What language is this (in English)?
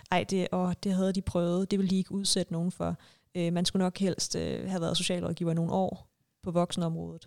Danish